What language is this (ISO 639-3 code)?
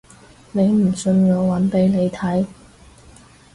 yue